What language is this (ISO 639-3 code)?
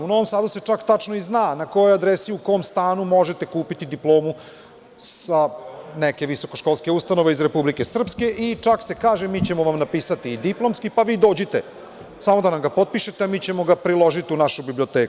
srp